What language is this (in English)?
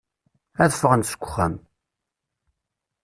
Kabyle